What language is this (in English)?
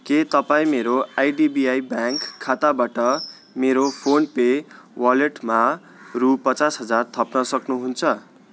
Nepali